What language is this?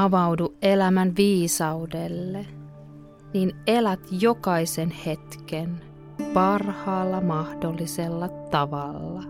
Finnish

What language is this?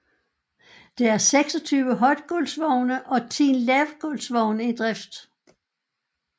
Danish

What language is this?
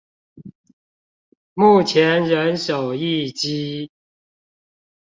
Chinese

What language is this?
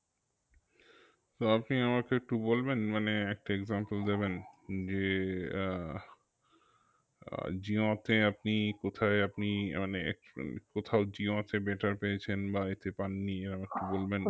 Bangla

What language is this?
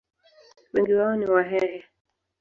Swahili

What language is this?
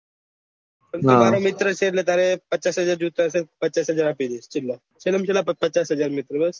Gujarati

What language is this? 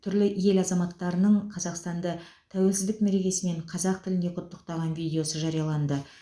Kazakh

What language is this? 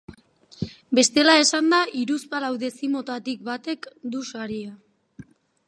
Basque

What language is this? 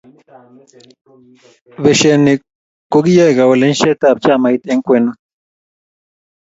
Kalenjin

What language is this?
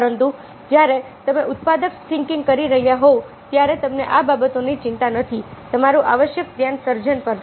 Gujarati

